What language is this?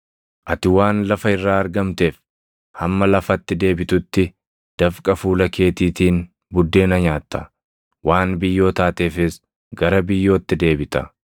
Oromo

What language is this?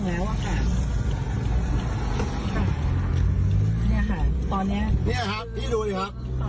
Thai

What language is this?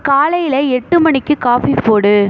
Tamil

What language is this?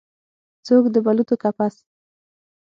Pashto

